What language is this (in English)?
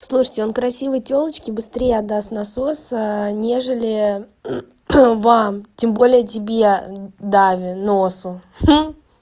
Russian